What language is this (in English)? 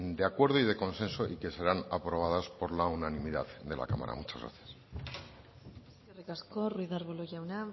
Spanish